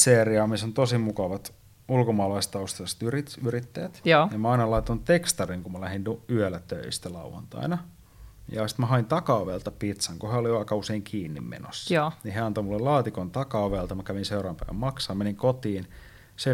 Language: Finnish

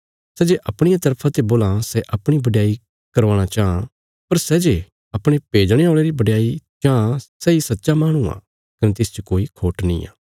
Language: Bilaspuri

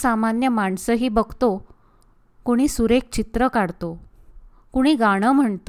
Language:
Marathi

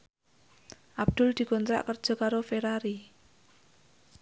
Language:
Javanese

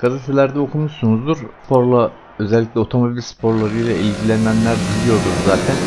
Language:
Turkish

